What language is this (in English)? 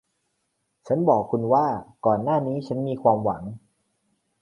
Thai